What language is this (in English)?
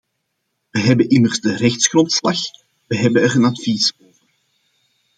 Dutch